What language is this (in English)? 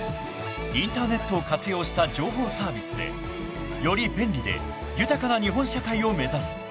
Japanese